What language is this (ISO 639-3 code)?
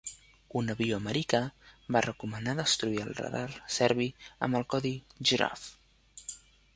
cat